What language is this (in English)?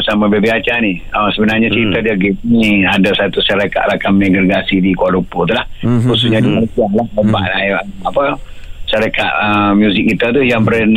Malay